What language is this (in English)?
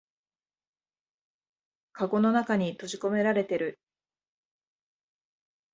Japanese